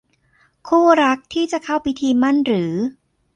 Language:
Thai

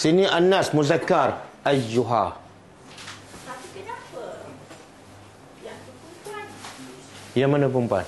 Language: Malay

